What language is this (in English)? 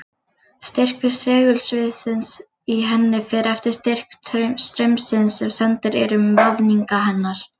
Icelandic